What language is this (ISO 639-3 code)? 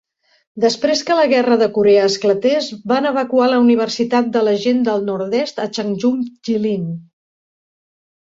cat